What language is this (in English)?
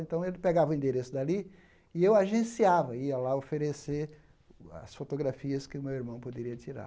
Portuguese